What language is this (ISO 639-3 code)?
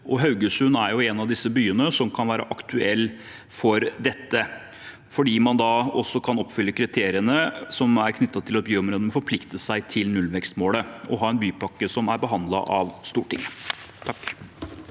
nor